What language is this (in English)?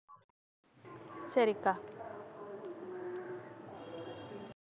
Tamil